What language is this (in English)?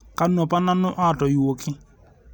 Masai